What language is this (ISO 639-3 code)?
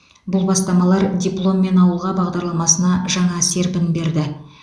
kaz